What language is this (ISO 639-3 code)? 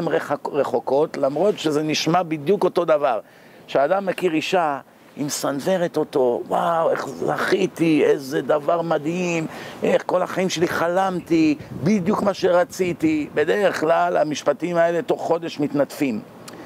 heb